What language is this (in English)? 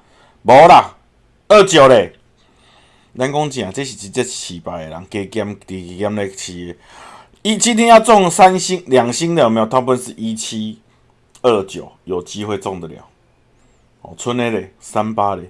Chinese